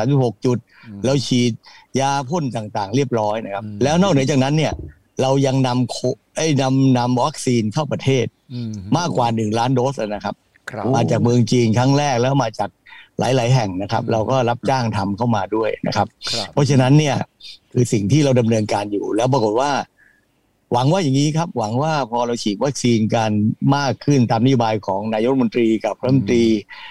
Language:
Thai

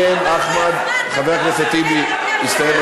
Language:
Hebrew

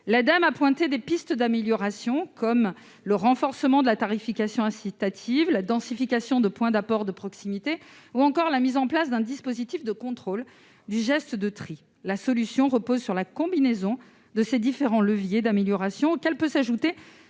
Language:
French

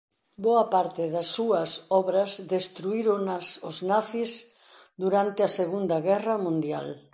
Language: Galician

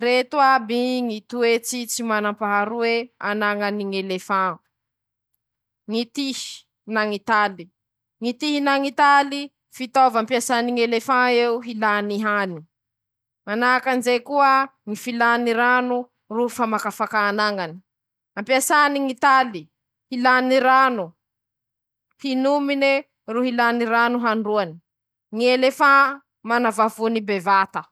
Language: Masikoro Malagasy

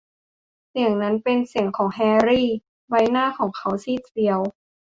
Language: Thai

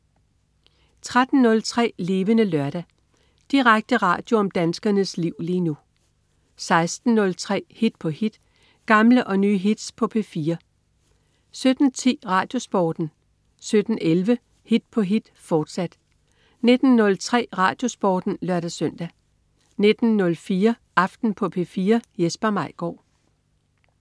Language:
Danish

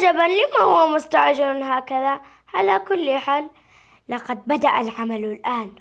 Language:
Arabic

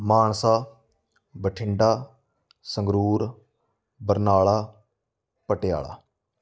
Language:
Punjabi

